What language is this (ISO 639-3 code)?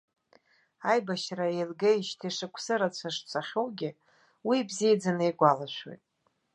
abk